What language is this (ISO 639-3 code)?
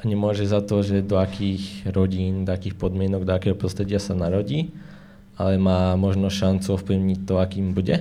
slk